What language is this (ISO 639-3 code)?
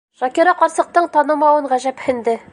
bak